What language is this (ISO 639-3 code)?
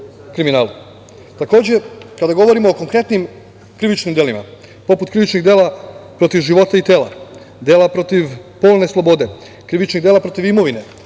srp